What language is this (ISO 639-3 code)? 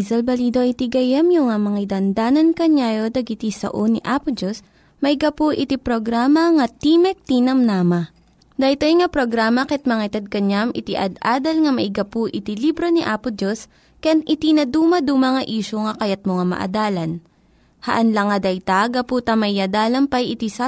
fil